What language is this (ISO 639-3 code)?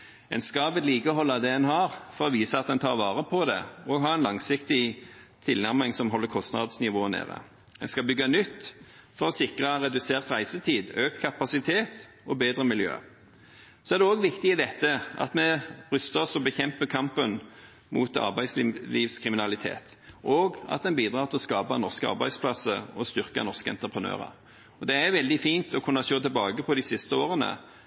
nob